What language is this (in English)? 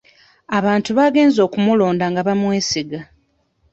Ganda